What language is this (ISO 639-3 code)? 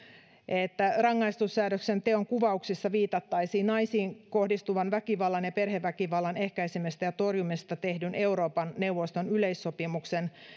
fin